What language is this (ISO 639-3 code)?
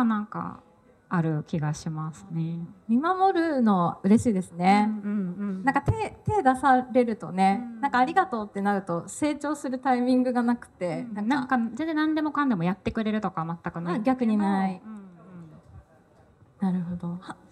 jpn